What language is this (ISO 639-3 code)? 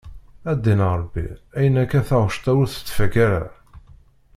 kab